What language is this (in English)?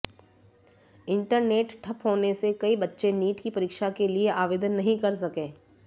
Hindi